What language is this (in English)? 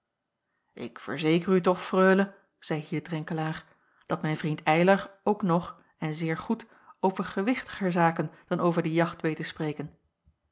Dutch